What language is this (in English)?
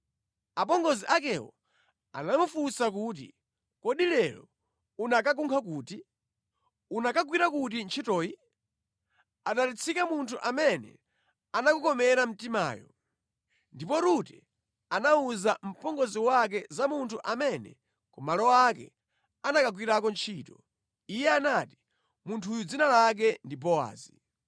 Nyanja